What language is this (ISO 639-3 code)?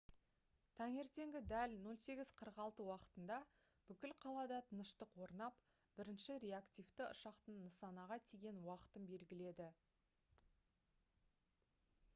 kaz